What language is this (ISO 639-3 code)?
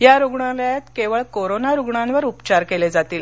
mar